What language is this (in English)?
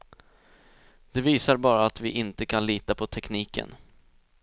Swedish